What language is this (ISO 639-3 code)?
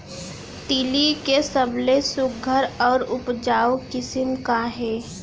hne